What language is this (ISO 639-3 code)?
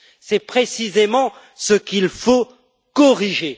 fra